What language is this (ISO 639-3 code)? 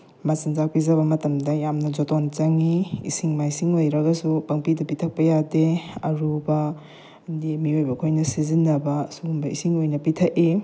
mni